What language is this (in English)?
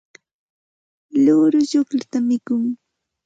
Santa Ana de Tusi Pasco Quechua